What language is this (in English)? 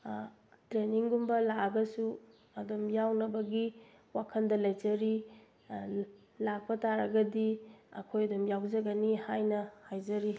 Manipuri